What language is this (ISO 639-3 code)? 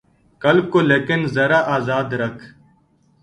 urd